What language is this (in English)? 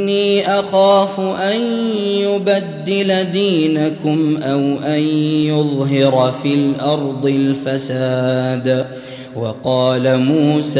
Arabic